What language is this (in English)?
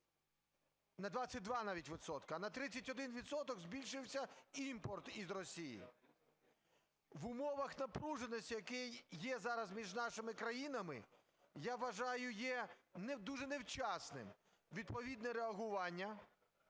Ukrainian